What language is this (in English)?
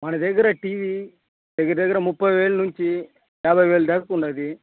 Telugu